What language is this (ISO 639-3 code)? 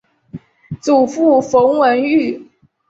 zho